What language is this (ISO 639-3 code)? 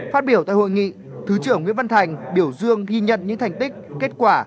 vie